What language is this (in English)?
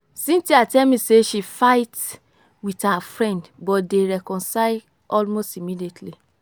Nigerian Pidgin